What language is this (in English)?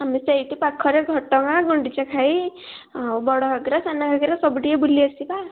Odia